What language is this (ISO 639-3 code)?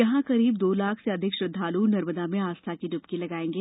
hin